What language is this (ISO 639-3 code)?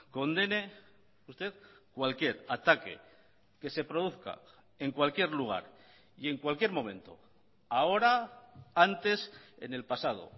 spa